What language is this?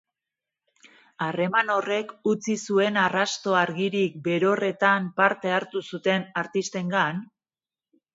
Basque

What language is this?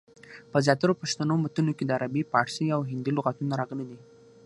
Pashto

